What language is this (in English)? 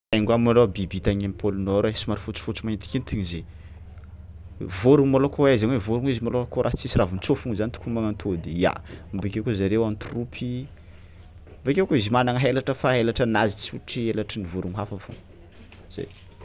Tsimihety Malagasy